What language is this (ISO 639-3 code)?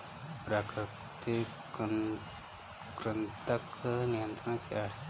hin